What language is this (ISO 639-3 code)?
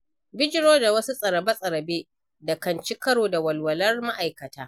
hau